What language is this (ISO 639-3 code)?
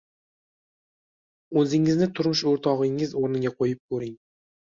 uzb